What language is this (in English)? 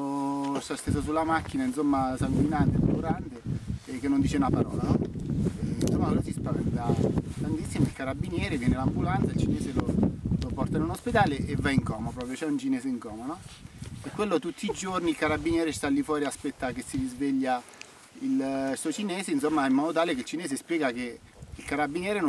Italian